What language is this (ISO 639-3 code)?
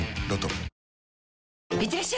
jpn